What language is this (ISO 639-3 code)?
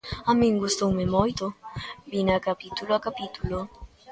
glg